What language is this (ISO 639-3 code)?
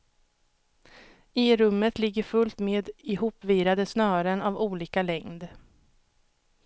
swe